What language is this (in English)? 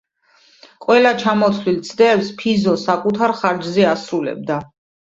Georgian